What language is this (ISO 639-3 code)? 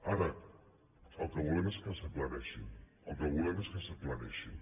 cat